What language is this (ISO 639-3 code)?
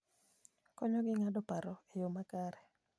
luo